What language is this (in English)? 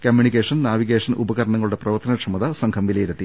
Malayalam